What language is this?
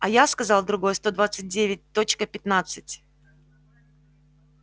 Russian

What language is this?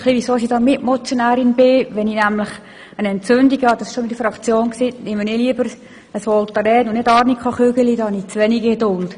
Swiss German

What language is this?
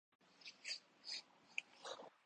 Urdu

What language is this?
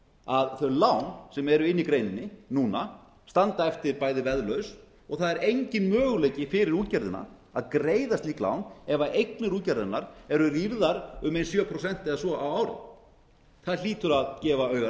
Icelandic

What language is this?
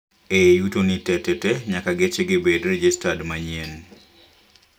Luo (Kenya and Tanzania)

